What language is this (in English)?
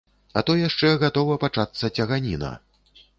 Belarusian